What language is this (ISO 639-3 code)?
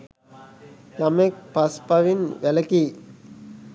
sin